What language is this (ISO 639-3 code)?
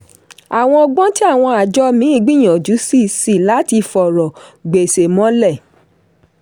yor